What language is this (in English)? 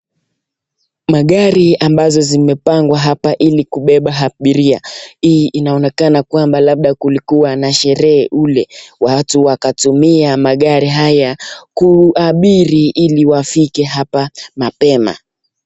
Swahili